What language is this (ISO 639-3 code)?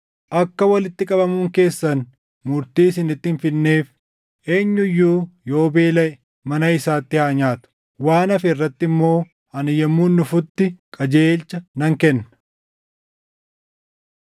orm